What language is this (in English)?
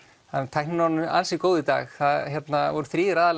Icelandic